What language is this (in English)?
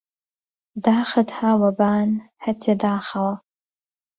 Central Kurdish